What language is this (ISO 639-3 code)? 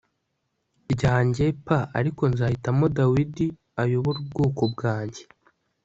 kin